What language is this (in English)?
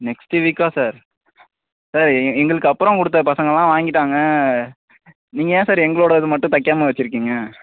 Tamil